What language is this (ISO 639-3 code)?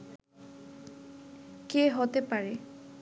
ben